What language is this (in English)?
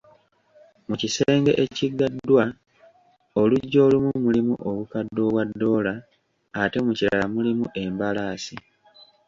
Ganda